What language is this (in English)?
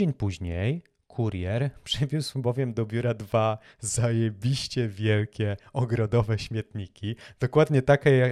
Polish